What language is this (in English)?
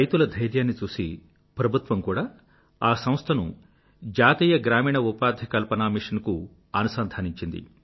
Telugu